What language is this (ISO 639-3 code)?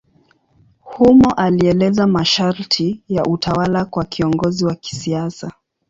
swa